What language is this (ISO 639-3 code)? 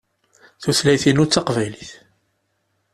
kab